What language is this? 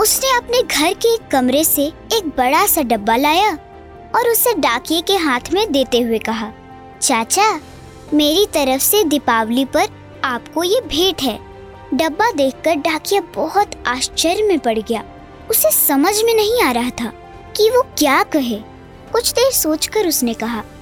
Hindi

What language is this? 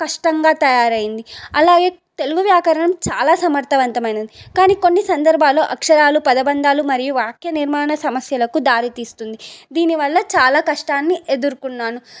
Telugu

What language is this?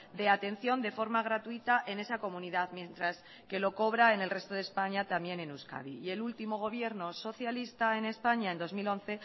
Spanish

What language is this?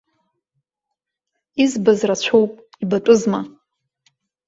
Abkhazian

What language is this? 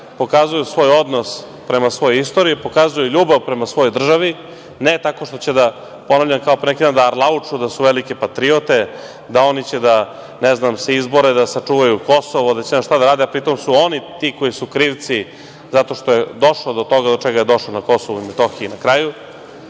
Serbian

